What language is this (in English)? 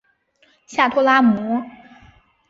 Chinese